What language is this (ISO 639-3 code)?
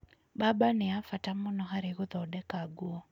kik